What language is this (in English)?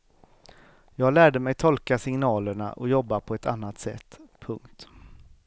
Swedish